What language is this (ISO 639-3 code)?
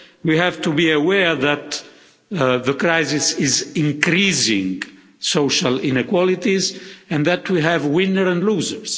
eng